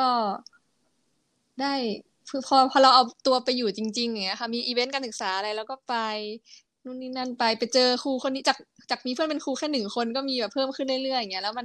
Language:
Thai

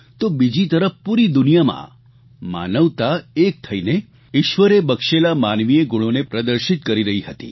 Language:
Gujarati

